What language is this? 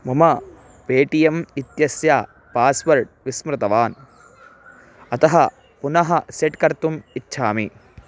Sanskrit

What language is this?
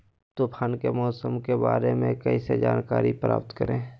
Magahi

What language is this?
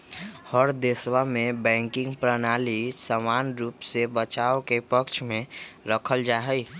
Magahi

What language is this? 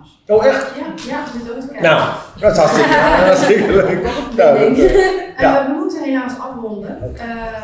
Dutch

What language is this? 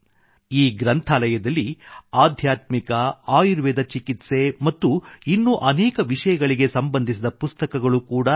Kannada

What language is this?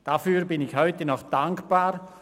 Swiss German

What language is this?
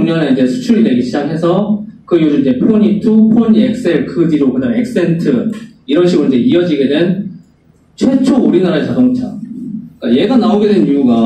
Korean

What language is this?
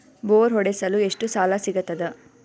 Kannada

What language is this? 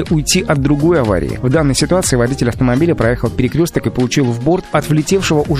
Russian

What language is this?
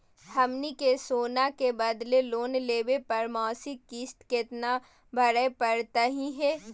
Magahi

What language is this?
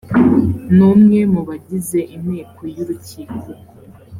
Kinyarwanda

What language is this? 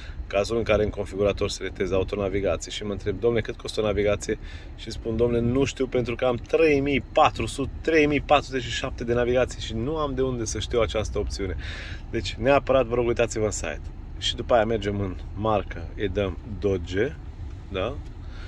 Romanian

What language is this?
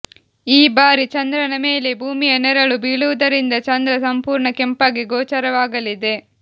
Kannada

